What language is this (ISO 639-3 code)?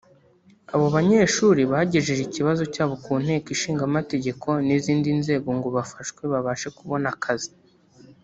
kin